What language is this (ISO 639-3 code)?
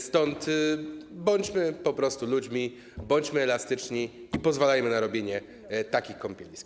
pol